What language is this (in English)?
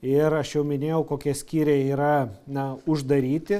Lithuanian